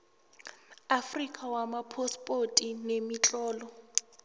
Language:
South Ndebele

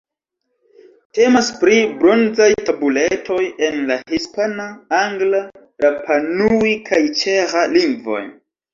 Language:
Esperanto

